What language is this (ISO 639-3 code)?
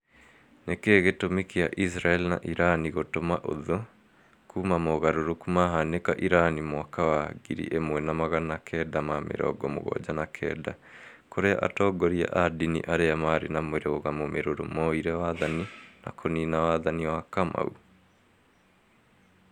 kik